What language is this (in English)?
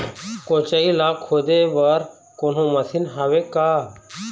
Chhattisgarhi